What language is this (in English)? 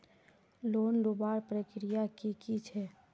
Magahi